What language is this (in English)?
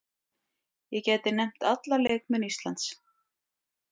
Icelandic